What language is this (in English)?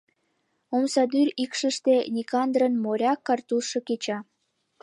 Mari